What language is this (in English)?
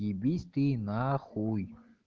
Russian